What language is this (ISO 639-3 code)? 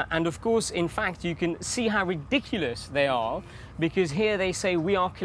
kor